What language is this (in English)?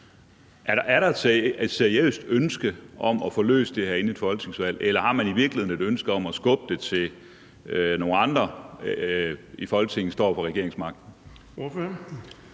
Danish